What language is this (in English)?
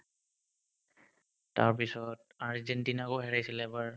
Assamese